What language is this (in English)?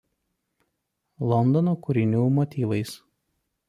Lithuanian